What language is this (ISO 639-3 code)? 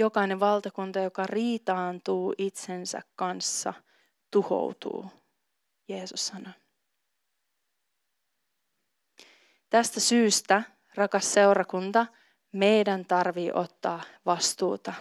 fin